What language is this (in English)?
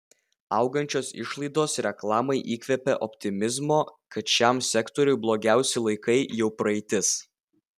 Lithuanian